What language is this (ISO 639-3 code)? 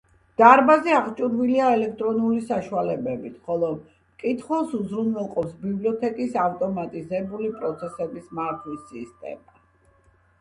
kat